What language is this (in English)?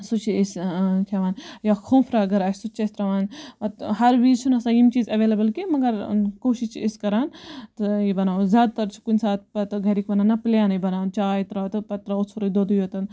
Kashmiri